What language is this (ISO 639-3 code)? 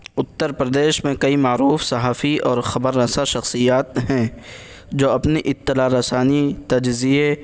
urd